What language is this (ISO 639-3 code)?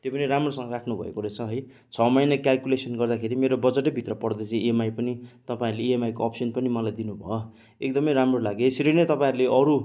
nep